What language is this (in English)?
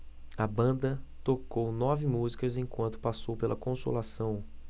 Portuguese